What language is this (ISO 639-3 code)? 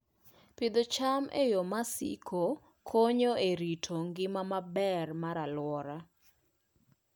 luo